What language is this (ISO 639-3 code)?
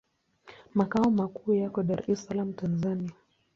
swa